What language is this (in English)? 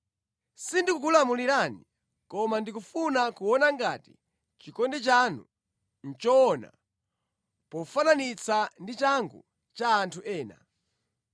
Nyanja